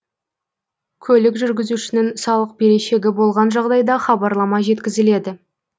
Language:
Kazakh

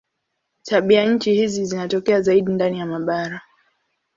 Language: Swahili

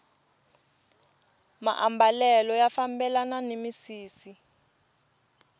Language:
Tsonga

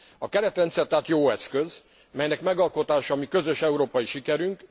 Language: Hungarian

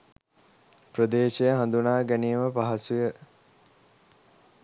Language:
Sinhala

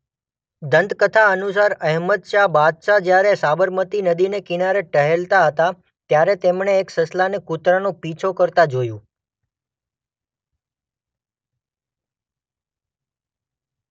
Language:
Gujarati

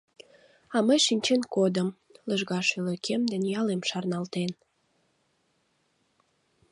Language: Mari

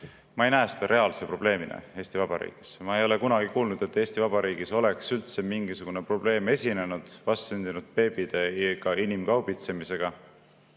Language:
Estonian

